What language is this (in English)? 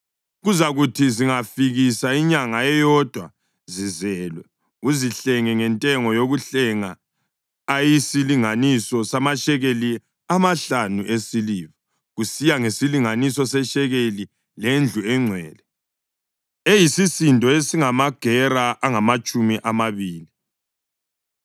North Ndebele